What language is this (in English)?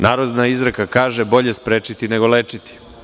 Serbian